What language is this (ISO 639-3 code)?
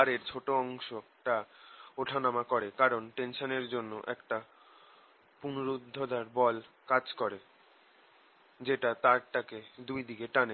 ben